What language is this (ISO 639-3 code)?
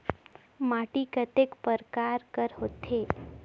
hne